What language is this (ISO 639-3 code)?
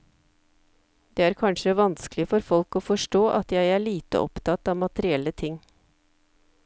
nor